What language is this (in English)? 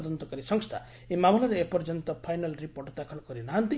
Odia